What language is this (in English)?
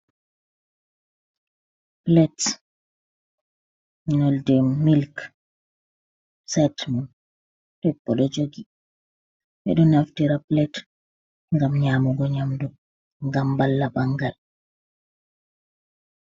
Fula